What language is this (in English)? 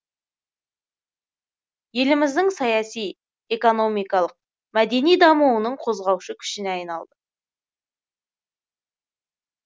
Kazakh